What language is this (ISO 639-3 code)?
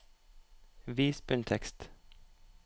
nor